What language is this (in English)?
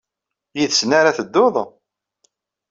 Kabyle